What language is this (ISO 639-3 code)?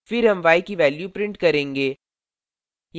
hin